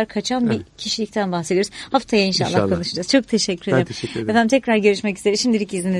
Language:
Turkish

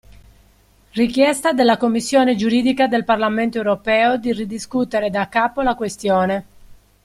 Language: Italian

